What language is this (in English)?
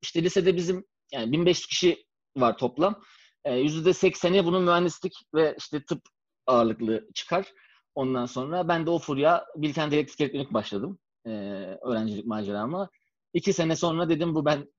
Turkish